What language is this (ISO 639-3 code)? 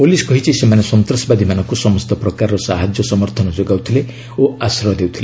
ori